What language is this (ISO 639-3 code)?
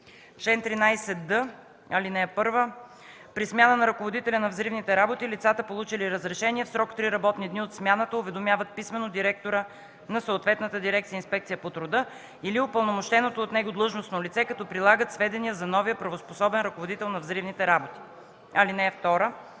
bul